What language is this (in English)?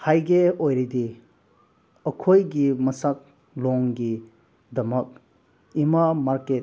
Manipuri